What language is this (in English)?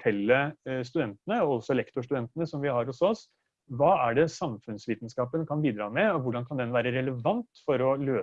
Norwegian